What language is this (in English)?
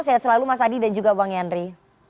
Indonesian